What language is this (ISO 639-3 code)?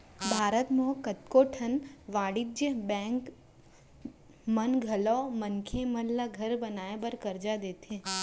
hne